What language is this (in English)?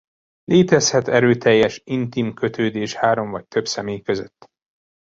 Hungarian